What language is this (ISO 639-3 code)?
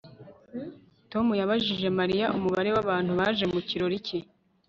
kin